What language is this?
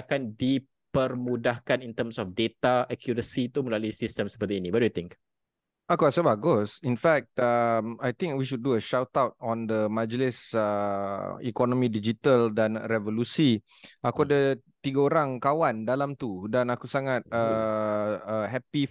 Malay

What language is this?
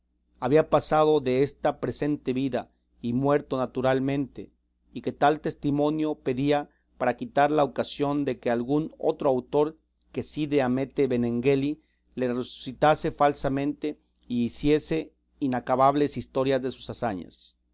Spanish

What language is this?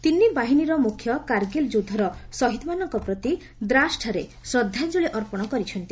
Odia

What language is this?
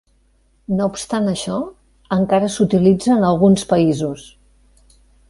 Catalan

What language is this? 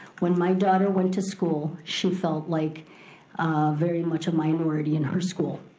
English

